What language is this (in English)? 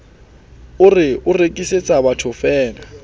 Southern Sotho